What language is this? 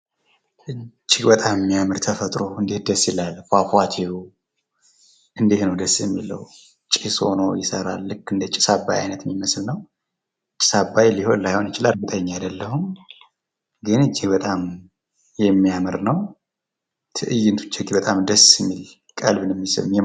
Amharic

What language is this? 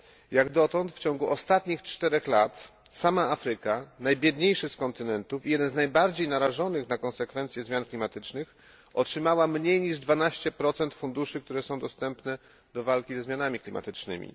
Polish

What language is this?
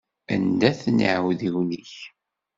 Kabyle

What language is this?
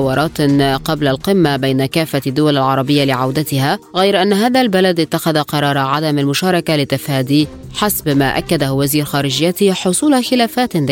Arabic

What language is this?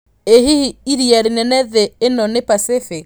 Kikuyu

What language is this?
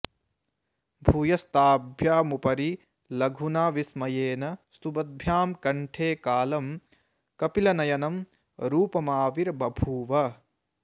Sanskrit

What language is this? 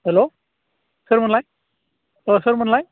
Bodo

